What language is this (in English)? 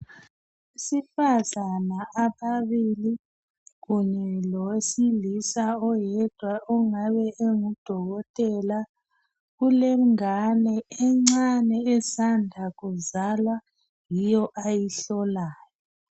North Ndebele